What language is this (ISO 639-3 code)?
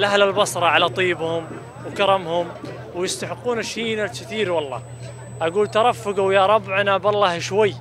ara